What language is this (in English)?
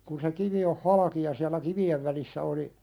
Finnish